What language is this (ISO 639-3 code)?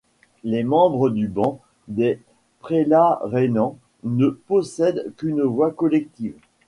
fra